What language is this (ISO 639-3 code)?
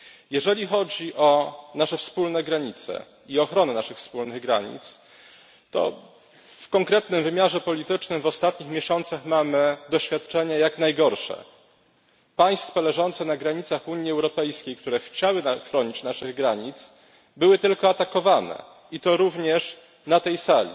pol